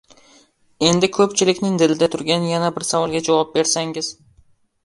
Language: Uzbek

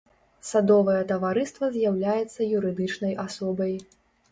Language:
Belarusian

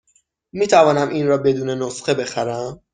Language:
Persian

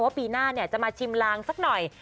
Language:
Thai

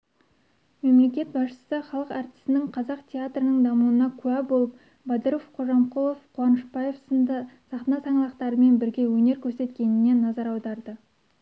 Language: Kazakh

